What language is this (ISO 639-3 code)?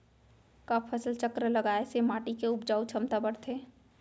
hne